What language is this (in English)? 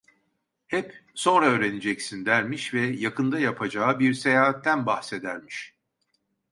Turkish